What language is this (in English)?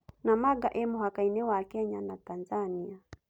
Kikuyu